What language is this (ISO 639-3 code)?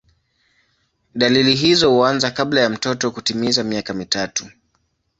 swa